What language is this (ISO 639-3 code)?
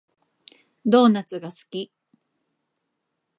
jpn